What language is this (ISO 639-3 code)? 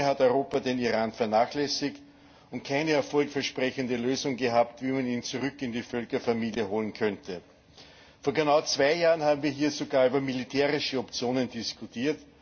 deu